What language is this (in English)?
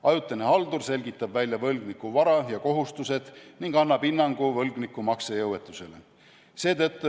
Estonian